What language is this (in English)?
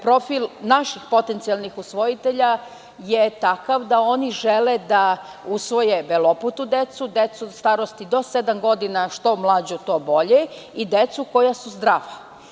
Serbian